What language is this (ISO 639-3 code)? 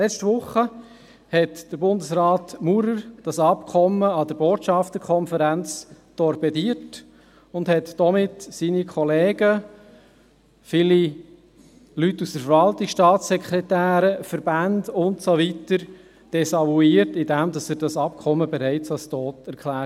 gsw